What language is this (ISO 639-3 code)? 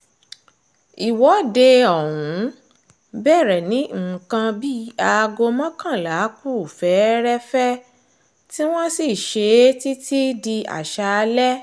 yor